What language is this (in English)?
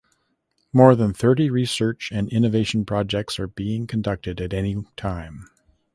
English